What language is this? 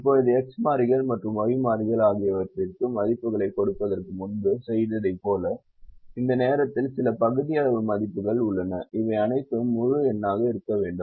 Tamil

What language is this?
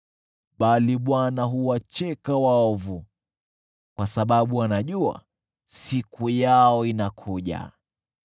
Swahili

